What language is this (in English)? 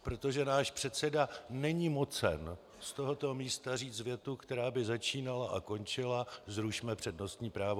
Czech